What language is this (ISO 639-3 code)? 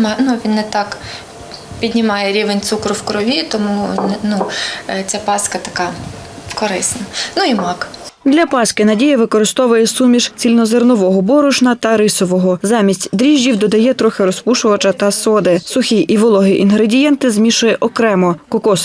ukr